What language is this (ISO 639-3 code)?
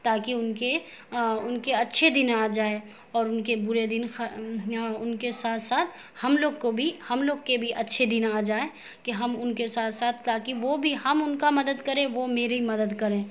urd